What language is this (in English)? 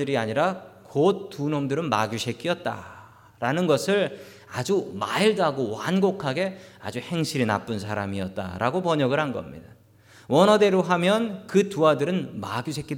Korean